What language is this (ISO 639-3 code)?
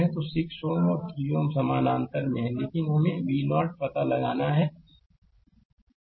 hin